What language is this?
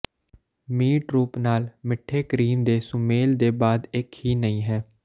Punjabi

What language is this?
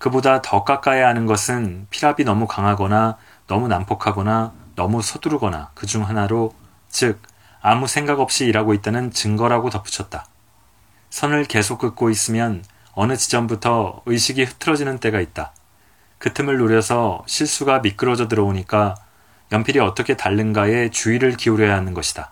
Korean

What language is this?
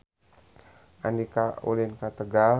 Sundanese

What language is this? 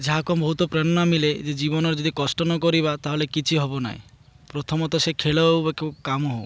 Odia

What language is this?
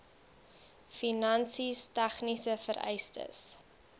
Afrikaans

